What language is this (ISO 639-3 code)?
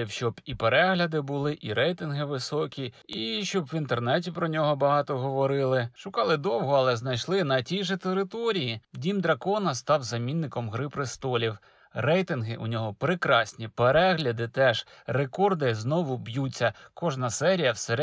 ukr